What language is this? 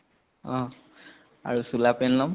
Assamese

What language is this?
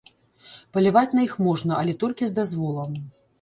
Belarusian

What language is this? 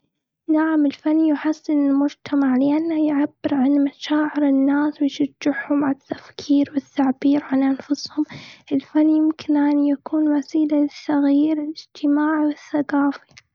Gulf Arabic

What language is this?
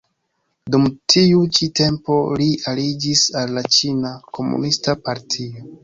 Esperanto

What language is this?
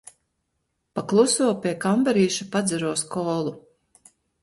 Latvian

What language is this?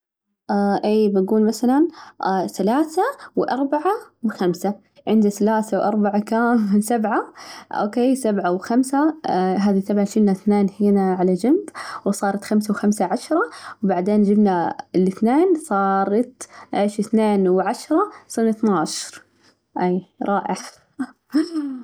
Najdi Arabic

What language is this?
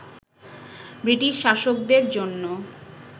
Bangla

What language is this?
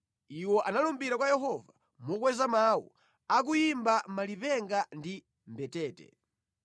Nyanja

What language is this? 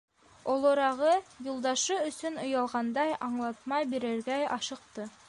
Bashkir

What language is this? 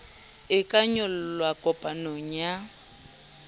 Southern Sotho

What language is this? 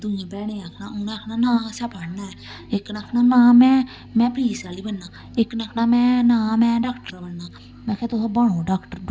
Dogri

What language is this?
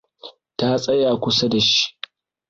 Hausa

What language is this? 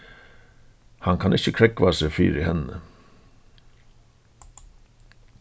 Faroese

